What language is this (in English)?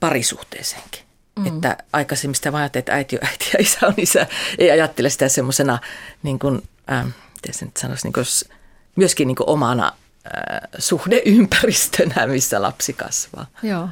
Finnish